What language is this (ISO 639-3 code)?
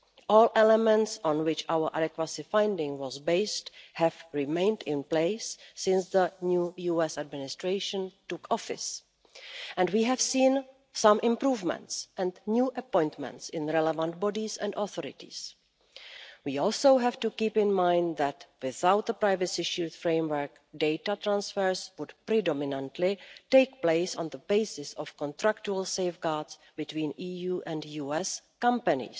eng